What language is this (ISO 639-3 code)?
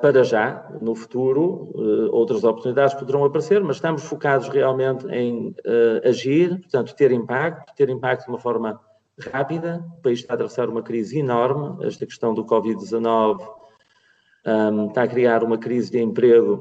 por